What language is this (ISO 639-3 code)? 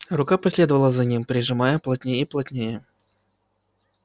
rus